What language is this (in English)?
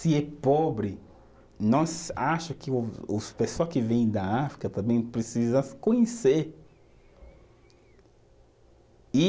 Portuguese